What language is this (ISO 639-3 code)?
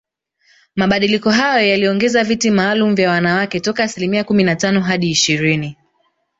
swa